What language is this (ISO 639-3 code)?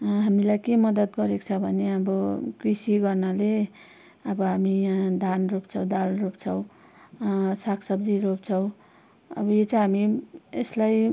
nep